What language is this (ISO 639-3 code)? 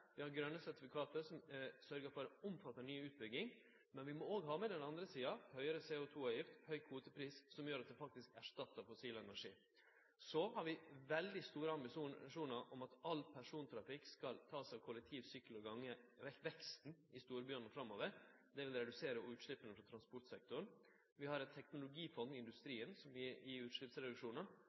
nno